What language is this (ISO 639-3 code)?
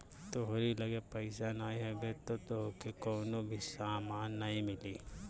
bho